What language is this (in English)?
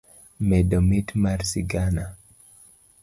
Luo (Kenya and Tanzania)